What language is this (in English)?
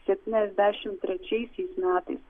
Lithuanian